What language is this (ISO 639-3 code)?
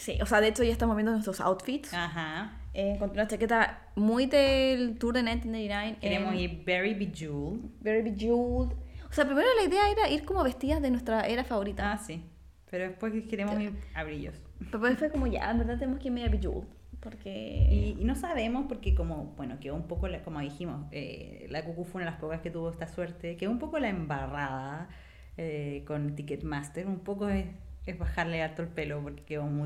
spa